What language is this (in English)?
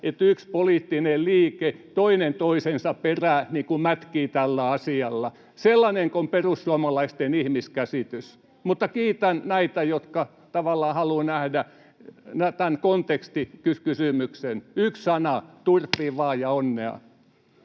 Finnish